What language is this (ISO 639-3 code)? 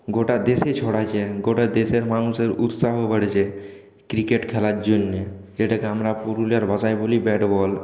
ben